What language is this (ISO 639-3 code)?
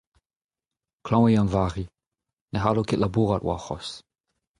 bre